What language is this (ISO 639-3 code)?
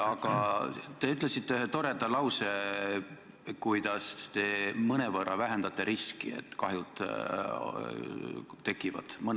est